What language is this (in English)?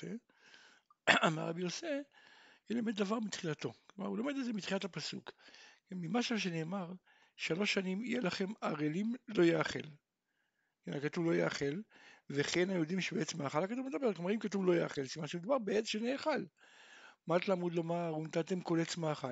Hebrew